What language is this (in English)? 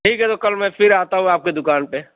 Urdu